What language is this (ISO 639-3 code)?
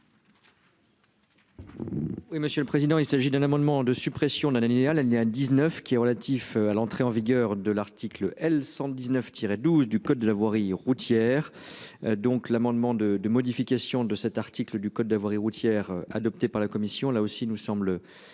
fra